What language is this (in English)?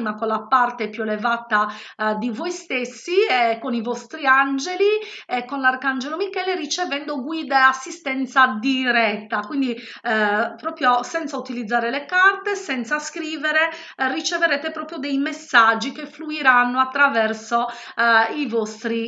Italian